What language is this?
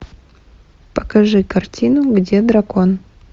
Russian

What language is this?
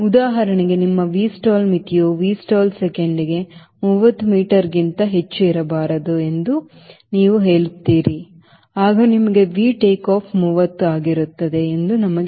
Kannada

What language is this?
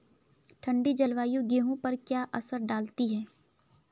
Hindi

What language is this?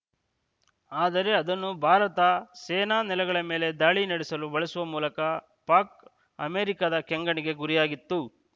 Kannada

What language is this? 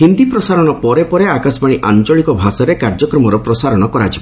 Odia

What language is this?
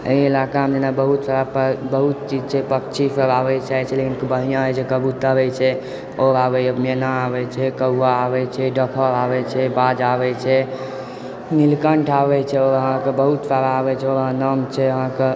Maithili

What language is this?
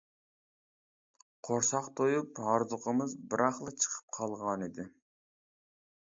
Uyghur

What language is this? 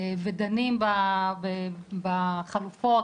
Hebrew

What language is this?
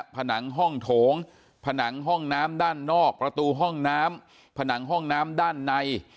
Thai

